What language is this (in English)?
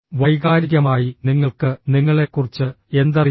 Malayalam